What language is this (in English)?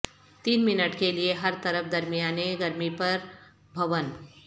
Urdu